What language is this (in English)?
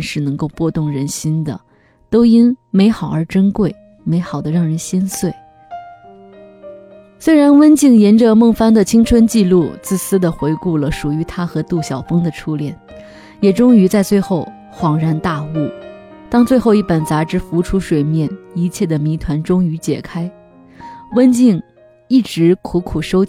Chinese